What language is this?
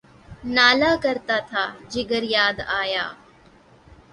Urdu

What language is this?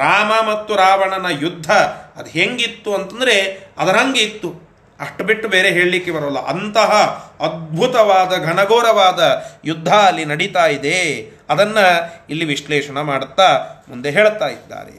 Kannada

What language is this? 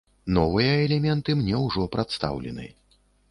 Belarusian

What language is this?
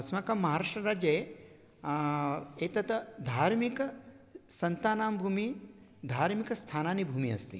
Sanskrit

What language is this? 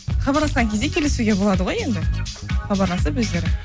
Kazakh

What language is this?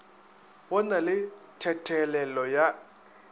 Northern Sotho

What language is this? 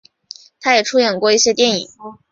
Chinese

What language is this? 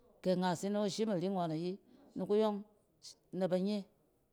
Cen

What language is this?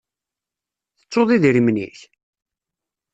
Kabyle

